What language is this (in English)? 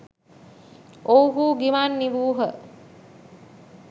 Sinhala